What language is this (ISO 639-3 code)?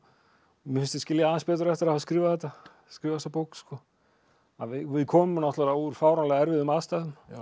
isl